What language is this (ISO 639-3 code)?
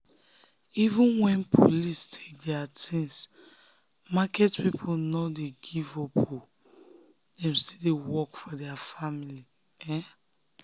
pcm